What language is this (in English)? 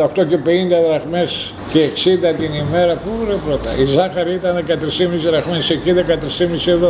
Greek